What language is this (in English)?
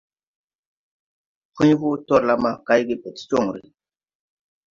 Tupuri